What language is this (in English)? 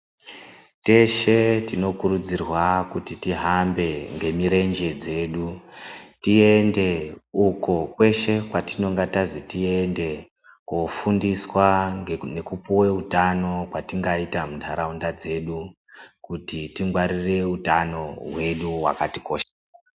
Ndau